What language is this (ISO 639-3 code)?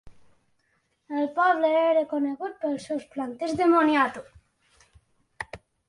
cat